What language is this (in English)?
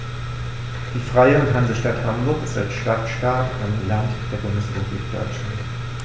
German